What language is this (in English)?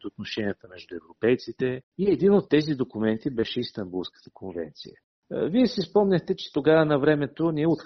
Bulgarian